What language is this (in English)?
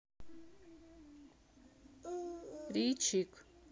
Russian